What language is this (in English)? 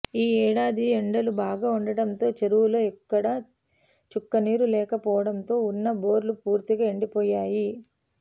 Telugu